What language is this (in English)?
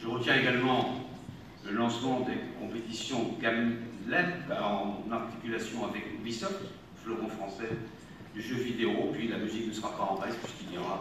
French